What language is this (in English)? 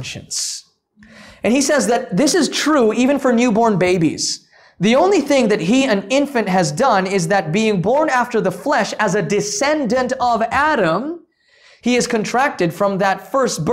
English